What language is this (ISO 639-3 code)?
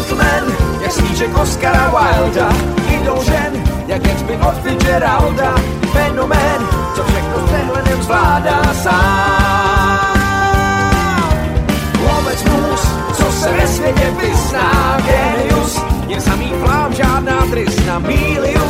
slk